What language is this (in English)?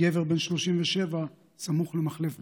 Hebrew